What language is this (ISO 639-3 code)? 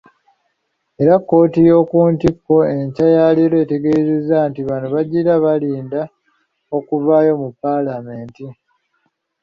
lug